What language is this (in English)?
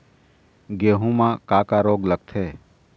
Chhattisgarhi